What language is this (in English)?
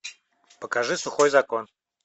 Russian